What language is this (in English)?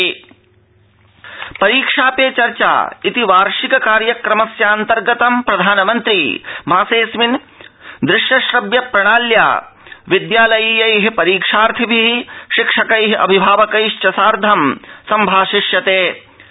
Sanskrit